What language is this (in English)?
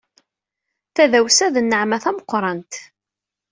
Kabyle